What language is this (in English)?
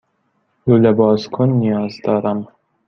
Persian